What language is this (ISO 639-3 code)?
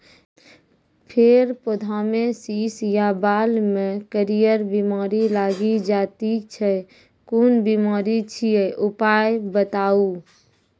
mai